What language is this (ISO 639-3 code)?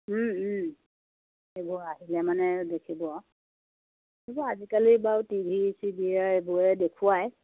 asm